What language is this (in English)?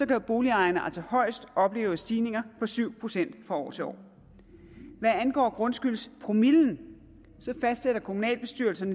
Danish